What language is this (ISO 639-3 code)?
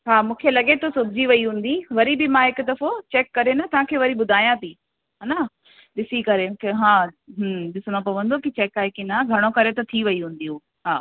snd